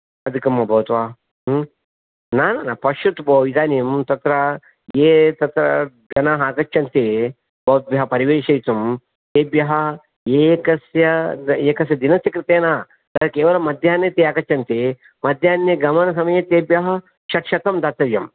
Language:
Sanskrit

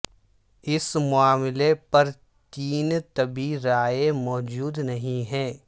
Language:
Urdu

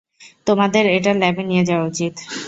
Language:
Bangla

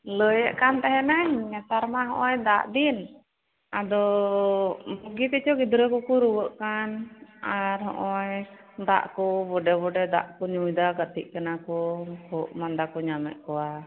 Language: Santali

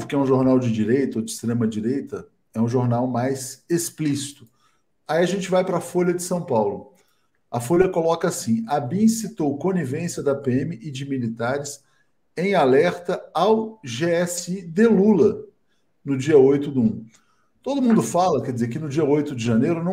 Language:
Portuguese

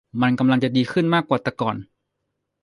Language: Thai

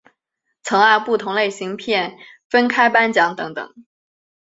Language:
Chinese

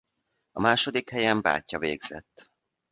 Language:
Hungarian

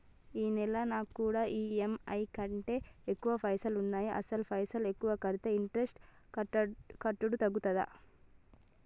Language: Telugu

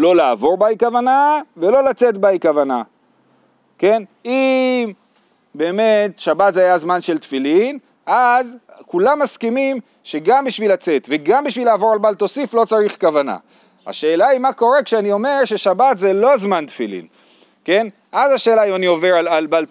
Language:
Hebrew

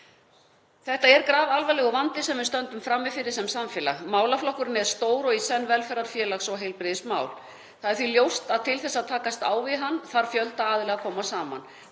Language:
Icelandic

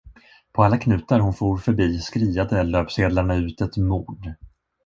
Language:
Swedish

